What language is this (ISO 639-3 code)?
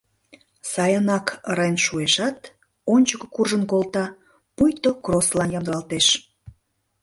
chm